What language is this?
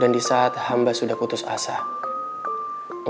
Indonesian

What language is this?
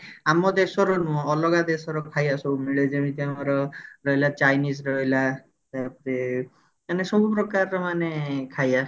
Odia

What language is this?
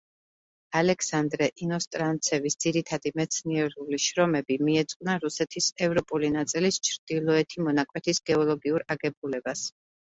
Georgian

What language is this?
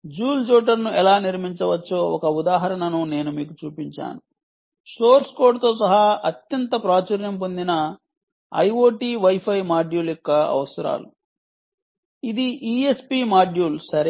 Telugu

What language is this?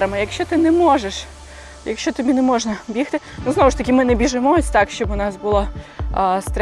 Ukrainian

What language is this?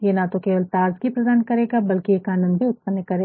Hindi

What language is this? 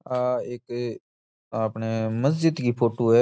Rajasthani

